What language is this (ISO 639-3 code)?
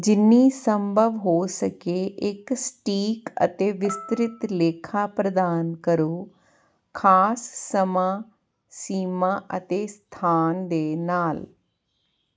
pan